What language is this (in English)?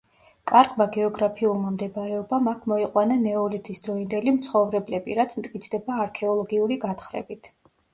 Georgian